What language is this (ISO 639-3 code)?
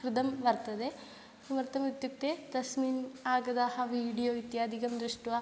san